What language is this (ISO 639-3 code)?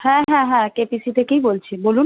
ben